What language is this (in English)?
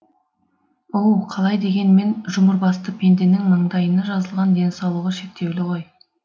Kazakh